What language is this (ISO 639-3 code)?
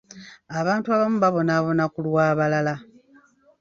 lug